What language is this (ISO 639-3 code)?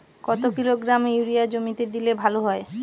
ben